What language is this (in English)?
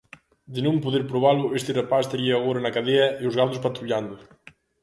Galician